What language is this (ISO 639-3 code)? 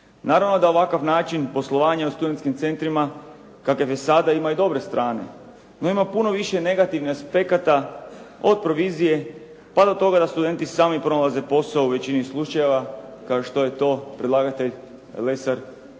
hrv